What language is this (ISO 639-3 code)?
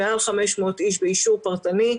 heb